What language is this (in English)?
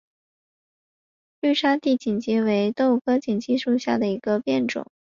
Chinese